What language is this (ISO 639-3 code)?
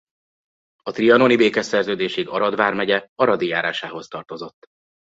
hun